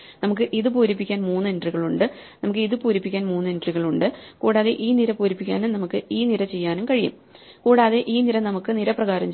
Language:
Malayalam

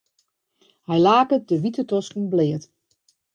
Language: Western Frisian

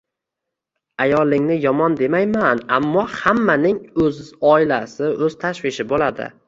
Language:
Uzbek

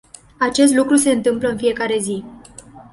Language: Romanian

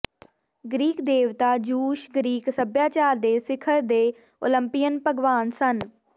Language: Punjabi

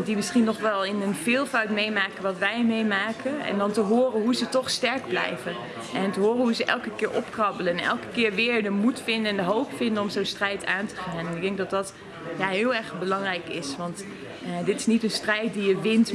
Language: Dutch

